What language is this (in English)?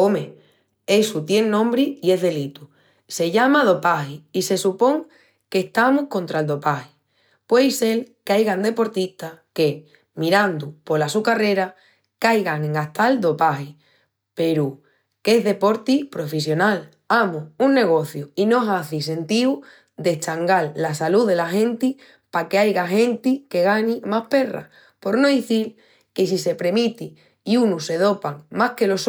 Extremaduran